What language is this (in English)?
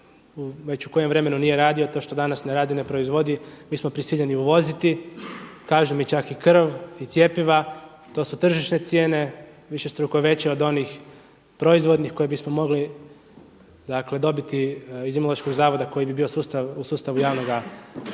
Croatian